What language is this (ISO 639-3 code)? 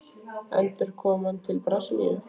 isl